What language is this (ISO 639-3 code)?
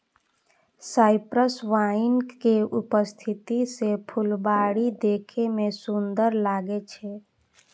mai